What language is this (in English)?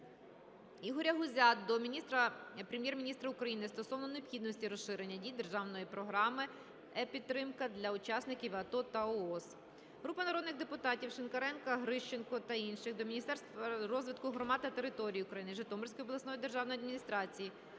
Ukrainian